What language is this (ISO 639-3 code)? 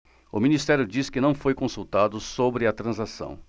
por